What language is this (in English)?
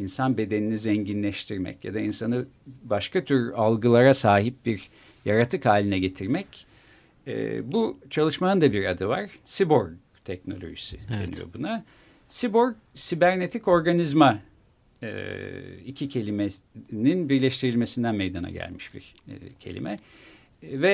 Turkish